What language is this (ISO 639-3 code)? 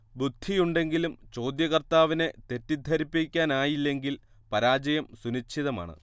mal